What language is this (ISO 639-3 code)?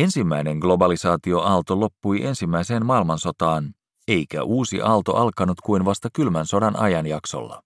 fin